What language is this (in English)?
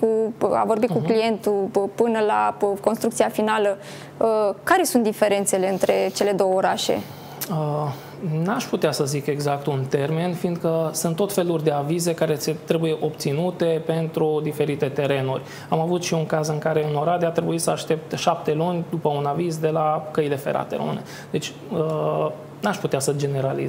Romanian